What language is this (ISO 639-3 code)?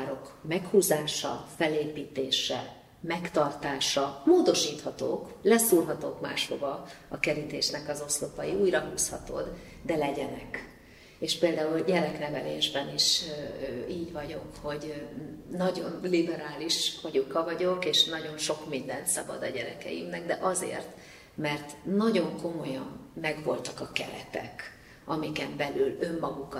hun